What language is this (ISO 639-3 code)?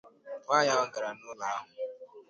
ibo